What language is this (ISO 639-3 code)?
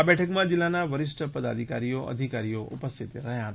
guj